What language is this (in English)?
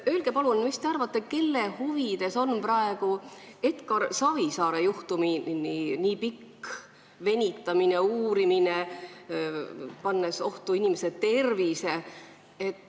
Estonian